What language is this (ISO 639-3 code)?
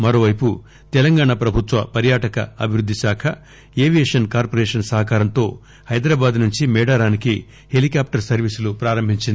tel